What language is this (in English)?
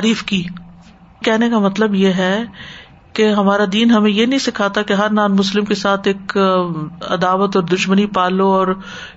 Urdu